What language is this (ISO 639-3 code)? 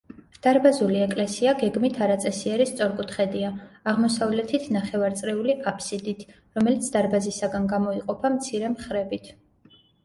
kat